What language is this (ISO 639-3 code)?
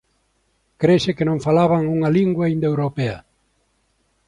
glg